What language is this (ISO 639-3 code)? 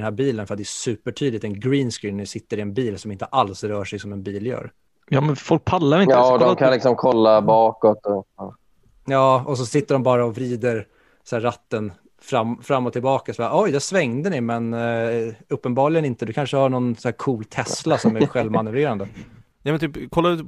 swe